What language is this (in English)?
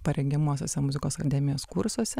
Lithuanian